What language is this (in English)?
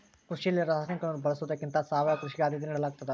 Kannada